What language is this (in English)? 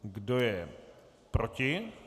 Czech